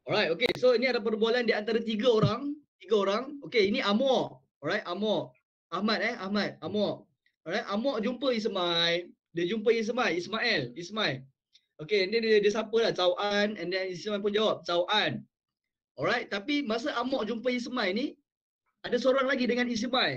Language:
Malay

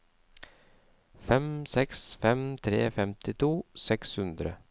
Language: Norwegian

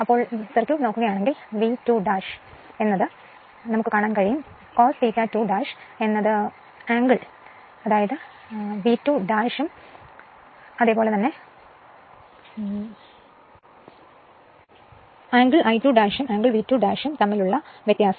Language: Malayalam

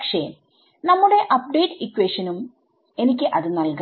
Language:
Malayalam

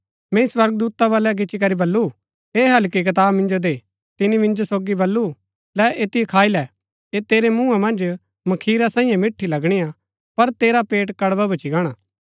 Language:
Gaddi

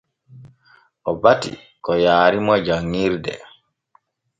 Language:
Borgu Fulfulde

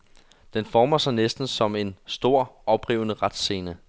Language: Danish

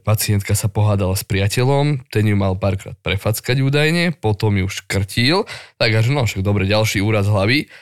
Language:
Slovak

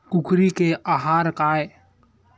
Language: Chhattisgarhi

